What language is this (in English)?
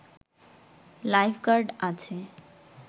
Bangla